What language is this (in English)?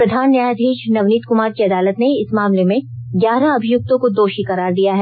Hindi